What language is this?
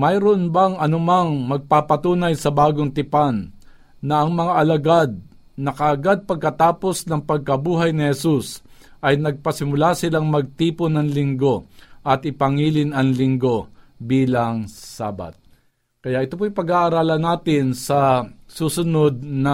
Filipino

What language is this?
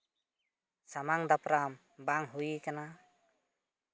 Santali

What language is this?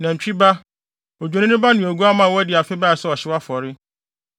Akan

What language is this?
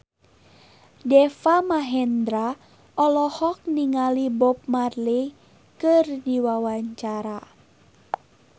Sundanese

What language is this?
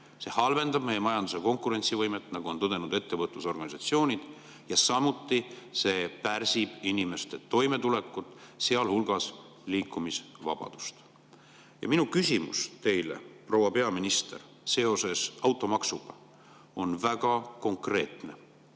Estonian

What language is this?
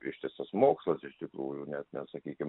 Lithuanian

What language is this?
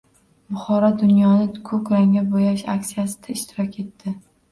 Uzbek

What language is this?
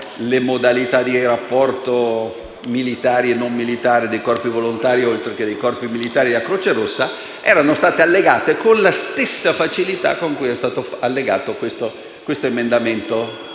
Italian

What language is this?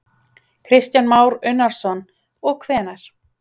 Icelandic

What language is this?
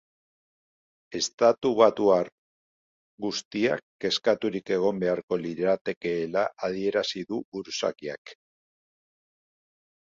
Basque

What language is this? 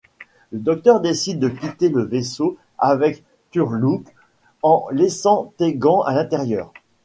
French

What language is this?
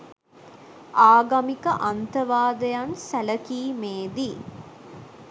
Sinhala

